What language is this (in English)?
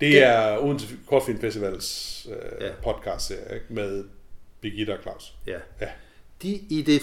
Danish